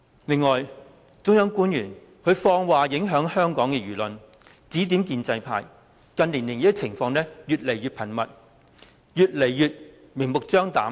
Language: Cantonese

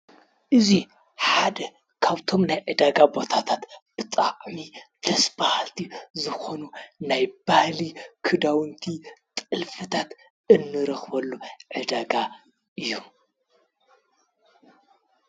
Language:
Tigrinya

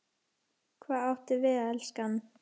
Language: Icelandic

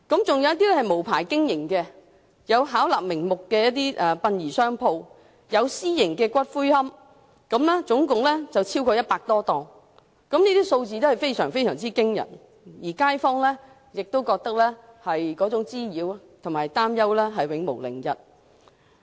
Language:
Cantonese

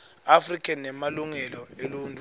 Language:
Swati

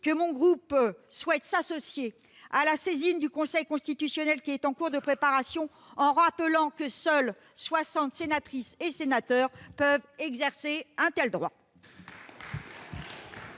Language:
French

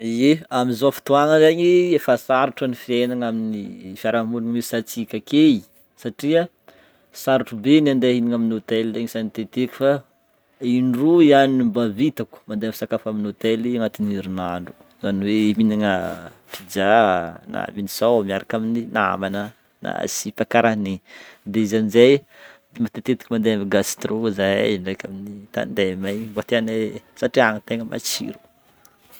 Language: Northern Betsimisaraka Malagasy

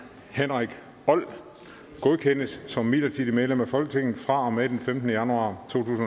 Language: Danish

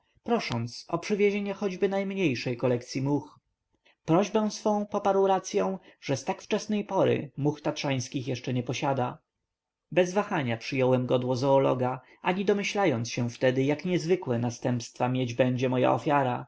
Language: Polish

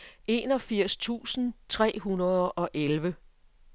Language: Danish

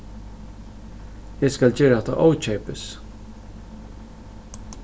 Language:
Faroese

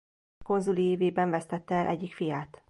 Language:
Hungarian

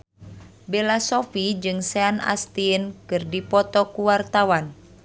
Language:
Sundanese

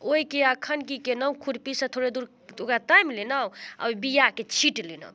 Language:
Maithili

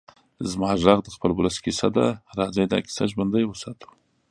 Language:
Pashto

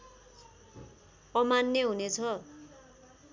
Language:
Nepali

